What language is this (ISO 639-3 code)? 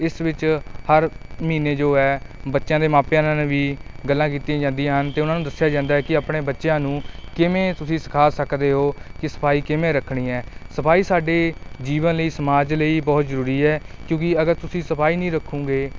pan